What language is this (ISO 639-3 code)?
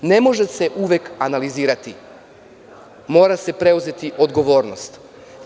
srp